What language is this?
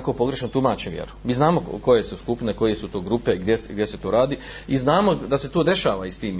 Croatian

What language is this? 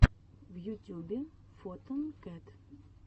Russian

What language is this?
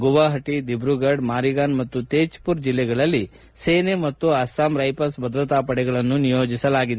Kannada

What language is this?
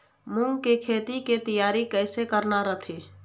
Chhattisgarhi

